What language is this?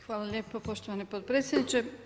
Croatian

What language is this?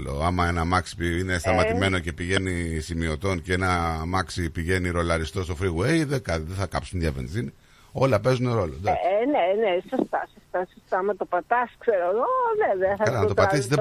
Greek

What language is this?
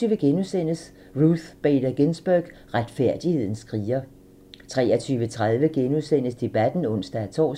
Danish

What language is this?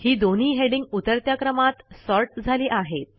Marathi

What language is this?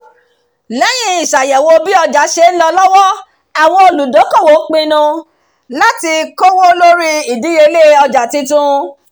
Yoruba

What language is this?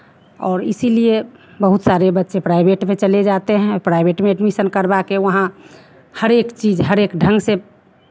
Hindi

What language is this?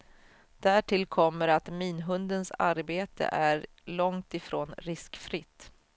Swedish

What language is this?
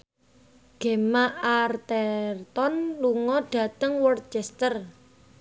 Javanese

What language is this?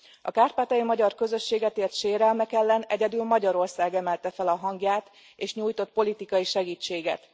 Hungarian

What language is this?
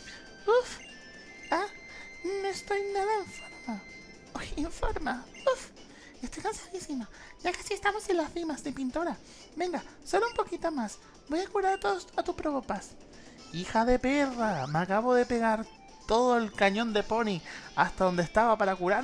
Spanish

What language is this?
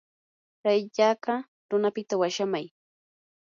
Yanahuanca Pasco Quechua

